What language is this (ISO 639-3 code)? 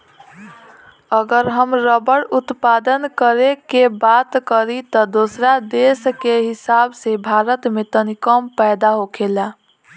bho